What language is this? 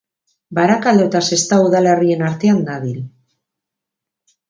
Basque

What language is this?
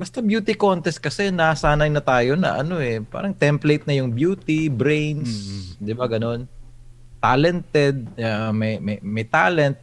Filipino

